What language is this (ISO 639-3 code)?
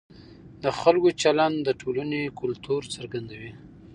pus